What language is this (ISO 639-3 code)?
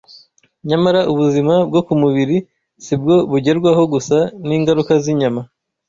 kin